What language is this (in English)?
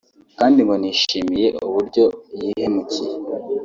Kinyarwanda